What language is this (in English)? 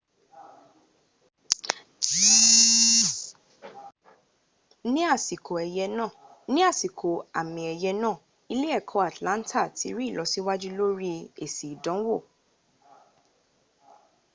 Yoruba